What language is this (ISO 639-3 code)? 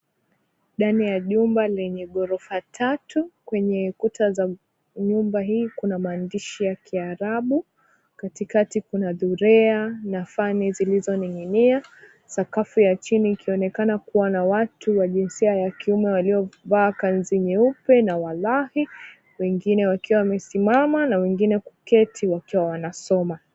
swa